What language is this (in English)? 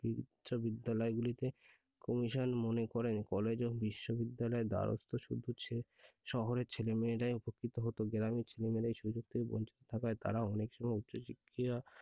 Bangla